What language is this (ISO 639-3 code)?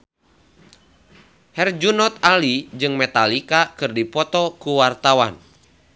sun